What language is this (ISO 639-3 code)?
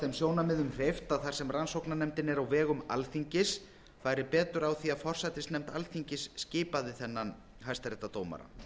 isl